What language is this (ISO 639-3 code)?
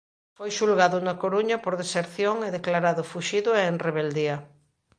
glg